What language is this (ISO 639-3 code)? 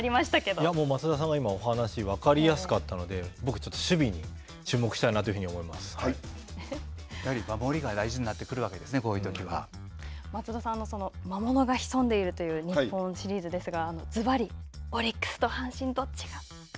jpn